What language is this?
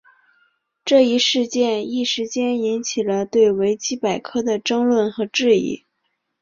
Chinese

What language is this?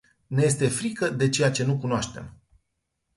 Romanian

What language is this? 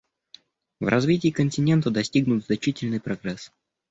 Russian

